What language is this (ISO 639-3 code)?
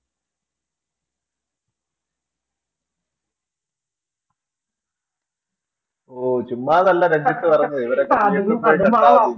mal